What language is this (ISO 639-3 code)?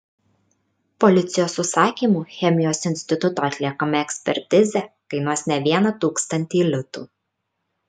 lit